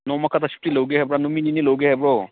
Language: Manipuri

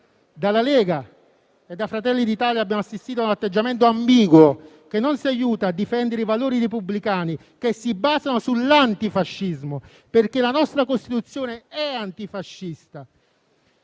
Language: Italian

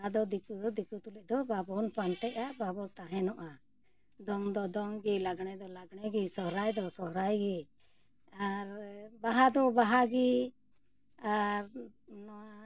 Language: Santali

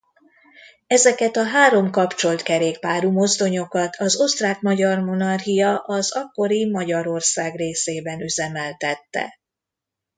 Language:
Hungarian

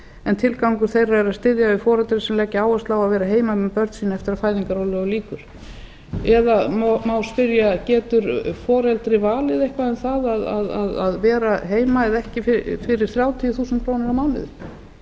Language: Icelandic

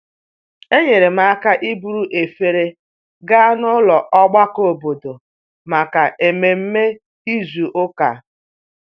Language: Igbo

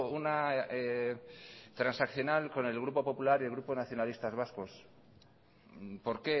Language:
Spanish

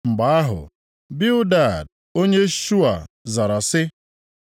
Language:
Igbo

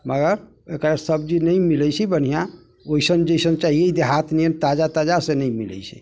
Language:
Maithili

